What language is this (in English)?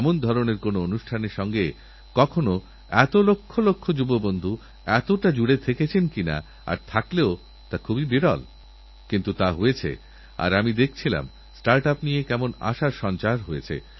Bangla